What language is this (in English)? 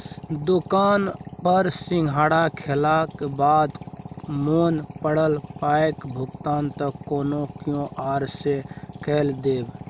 Maithili